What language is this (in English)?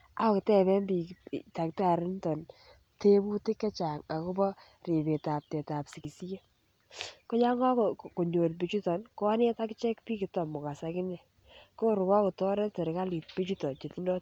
Kalenjin